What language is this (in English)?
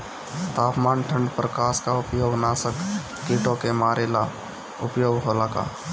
Bhojpuri